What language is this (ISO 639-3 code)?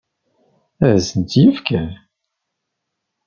kab